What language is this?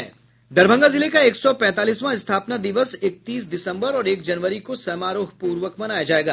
Hindi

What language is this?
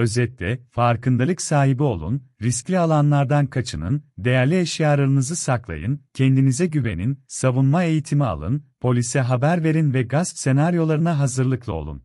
Turkish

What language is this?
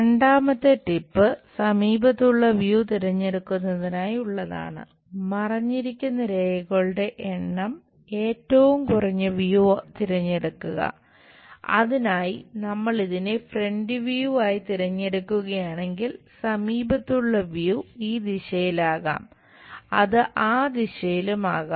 Malayalam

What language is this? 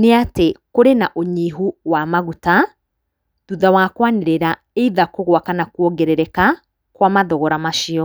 Kikuyu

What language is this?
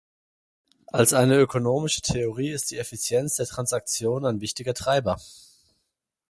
German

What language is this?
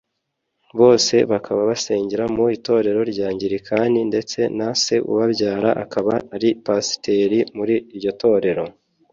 Kinyarwanda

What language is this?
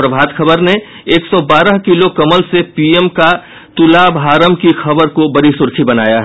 Hindi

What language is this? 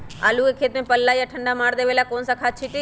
Magahi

